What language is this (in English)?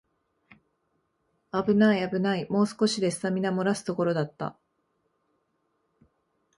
Japanese